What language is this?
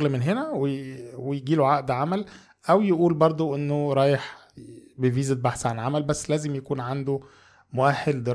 Arabic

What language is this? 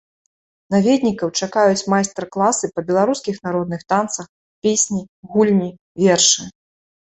Belarusian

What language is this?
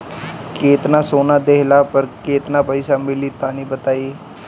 Bhojpuri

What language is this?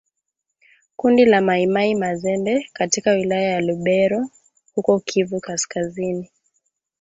Swahili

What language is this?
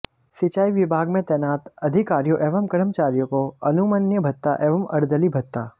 Hindi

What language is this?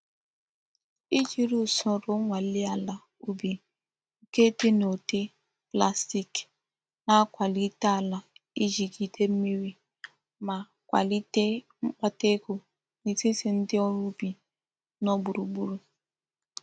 Igbo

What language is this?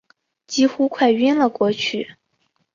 Chinese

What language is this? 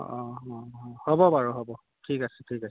Assamese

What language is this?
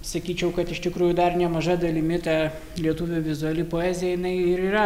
Lithuanian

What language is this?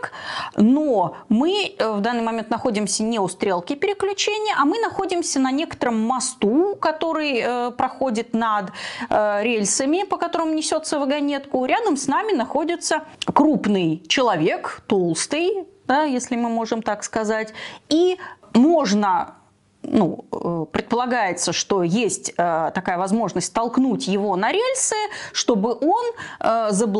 Russian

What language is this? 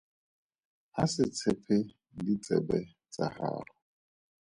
Tswana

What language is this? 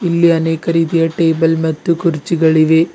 Kannada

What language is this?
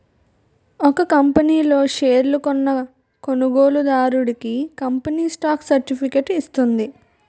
Telugu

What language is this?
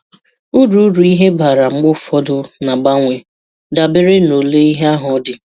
Igbo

